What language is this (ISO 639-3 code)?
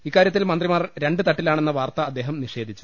mal